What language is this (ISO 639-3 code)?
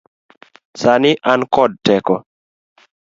luo